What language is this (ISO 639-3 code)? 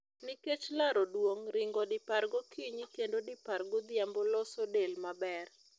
luo